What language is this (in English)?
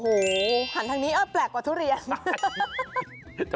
Thai